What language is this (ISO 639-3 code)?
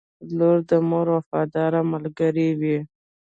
pus